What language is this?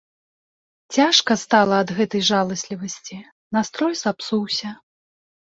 Belarusian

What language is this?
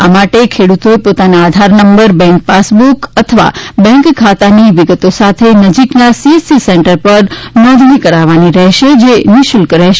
Gujarati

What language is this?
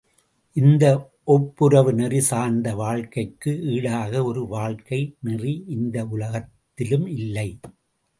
Tamil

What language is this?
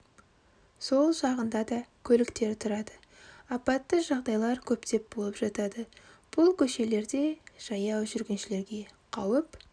Kazakh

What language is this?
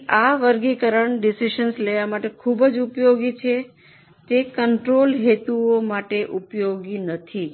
Gujarati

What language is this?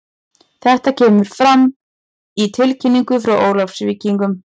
Icelandic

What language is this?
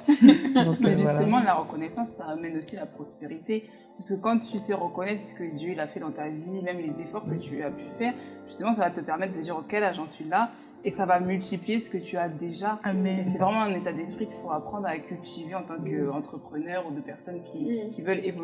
French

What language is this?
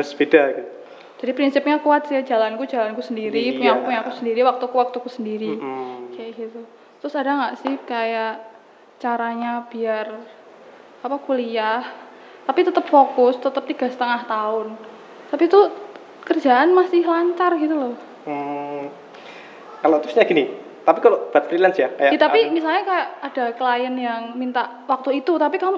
Indonesian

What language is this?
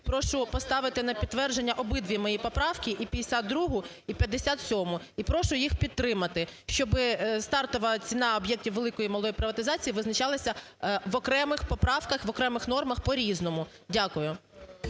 Ukrainian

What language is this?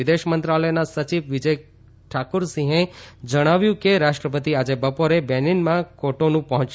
Gujarati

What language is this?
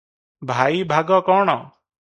Odia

